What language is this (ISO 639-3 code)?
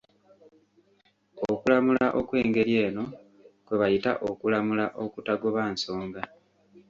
lug